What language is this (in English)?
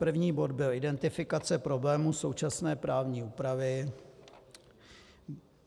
Czech